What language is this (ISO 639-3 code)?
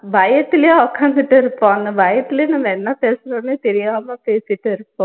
tam